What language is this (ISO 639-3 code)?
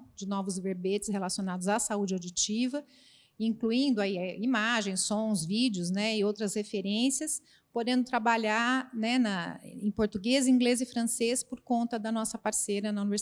por